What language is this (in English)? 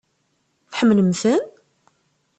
Kabyle